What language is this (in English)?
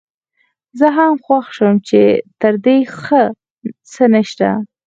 Pashto